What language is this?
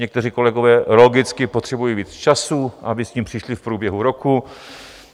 Czech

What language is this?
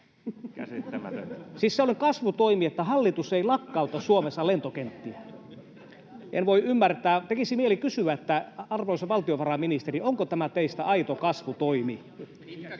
Finnish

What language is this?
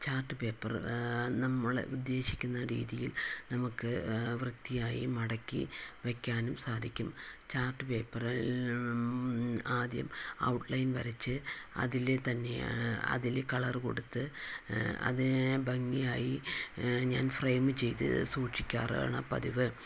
Malayalam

